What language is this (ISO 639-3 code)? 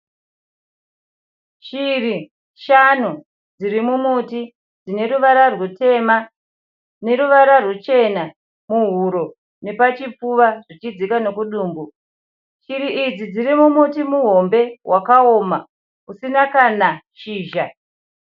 sna